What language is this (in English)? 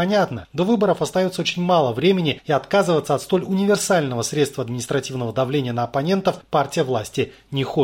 Russian